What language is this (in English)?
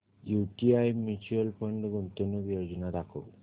Marathi